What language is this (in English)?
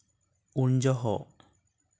Santali